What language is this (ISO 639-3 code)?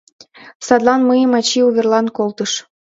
chm